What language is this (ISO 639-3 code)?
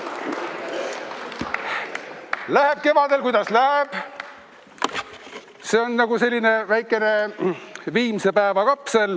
est